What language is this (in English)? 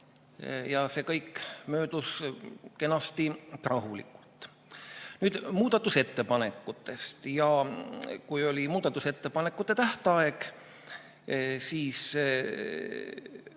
Estonian